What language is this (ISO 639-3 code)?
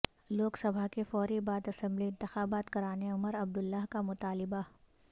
urd